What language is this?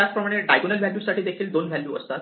Marathi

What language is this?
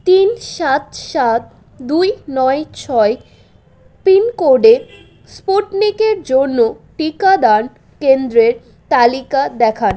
Bangla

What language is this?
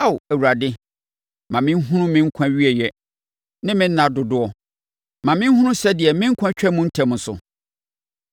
Akan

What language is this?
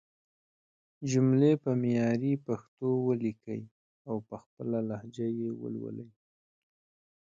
Pashto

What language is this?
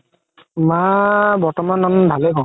Assamese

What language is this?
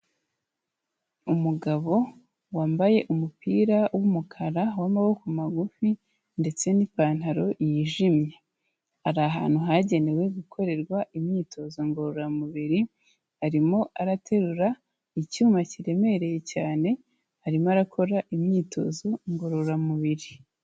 Kinyarwanda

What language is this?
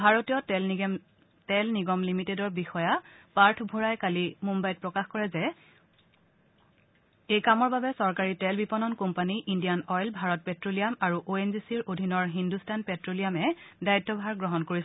Assamese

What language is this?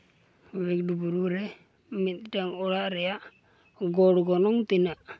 Santali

